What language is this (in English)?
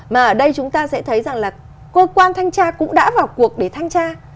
Vietnamese